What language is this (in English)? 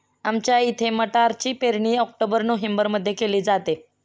Marathi